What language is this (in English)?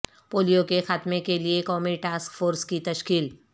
Urdu